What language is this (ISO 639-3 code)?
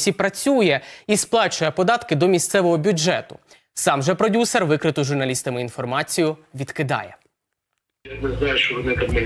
ukr